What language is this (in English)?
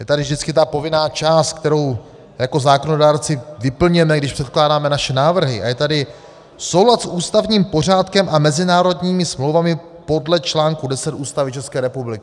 Czech